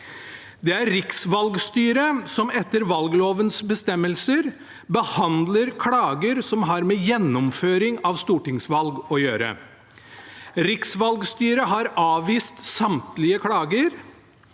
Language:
Norwegian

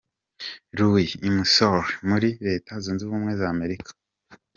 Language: Kinyarwanda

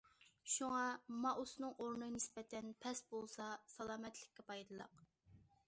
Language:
Uyghur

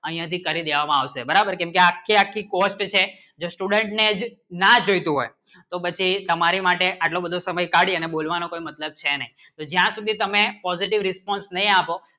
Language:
Gujarati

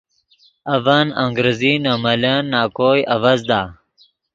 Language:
Yidgha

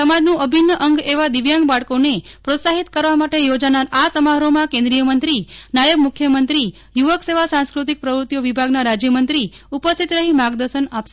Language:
Gujarati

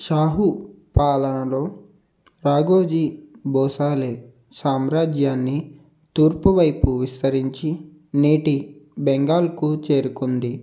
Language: Telugu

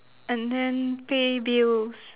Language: English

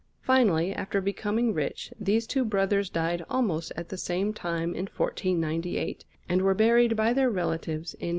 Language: English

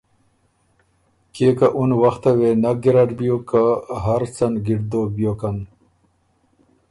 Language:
Ormuri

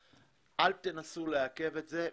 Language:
Hebrew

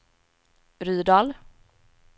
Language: Swedish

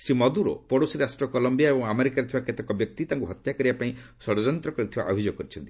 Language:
Odia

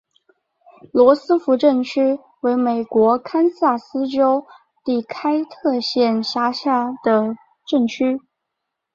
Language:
Chinese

